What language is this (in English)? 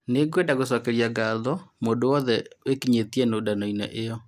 Kikuyu